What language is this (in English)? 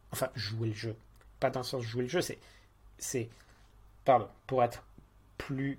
French